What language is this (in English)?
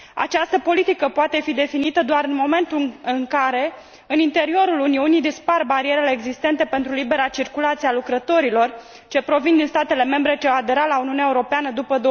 Romanian